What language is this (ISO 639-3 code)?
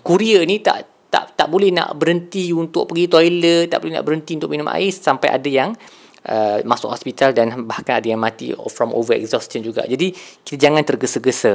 msa